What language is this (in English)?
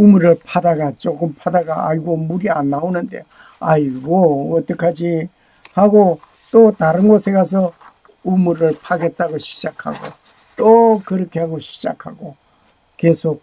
Korean